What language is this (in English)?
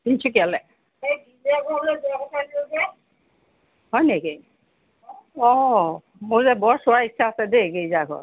Assamese